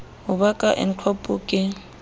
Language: Southern Sotho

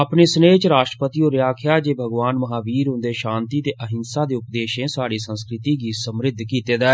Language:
Dogri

